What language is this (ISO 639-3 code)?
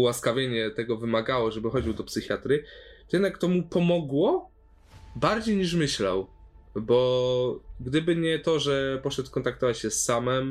pol